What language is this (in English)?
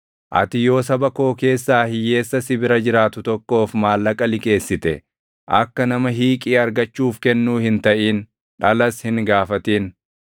Oromo